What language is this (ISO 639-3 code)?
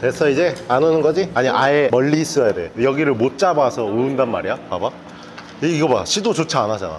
kor